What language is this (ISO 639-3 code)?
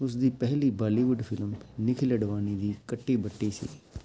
pan